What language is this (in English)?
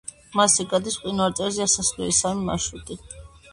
Georgian